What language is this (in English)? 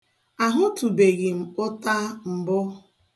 Igbo